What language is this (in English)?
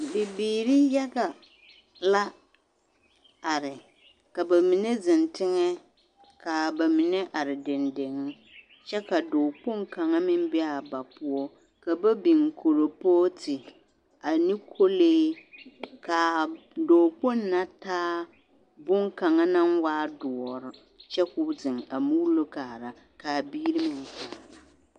Southern Dagaare